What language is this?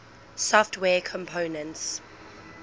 English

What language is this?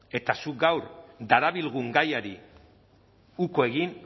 Basque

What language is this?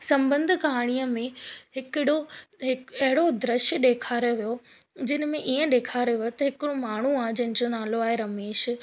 Sindhi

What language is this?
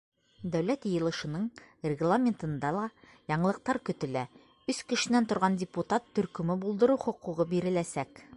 Bashkir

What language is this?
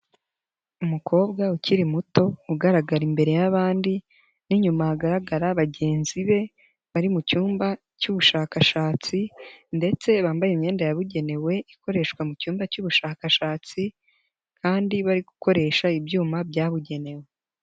Kinyarwanda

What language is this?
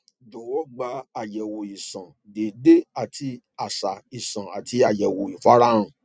Yoruba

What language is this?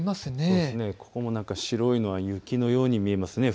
Japanese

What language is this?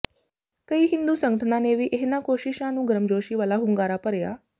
Punjabi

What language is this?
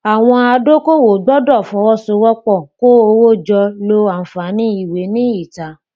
Yoruba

